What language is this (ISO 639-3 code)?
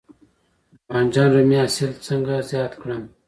pus